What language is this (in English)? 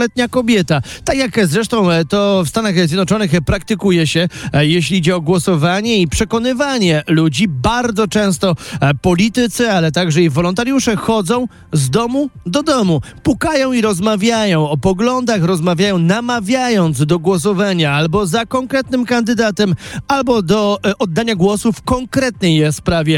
Polish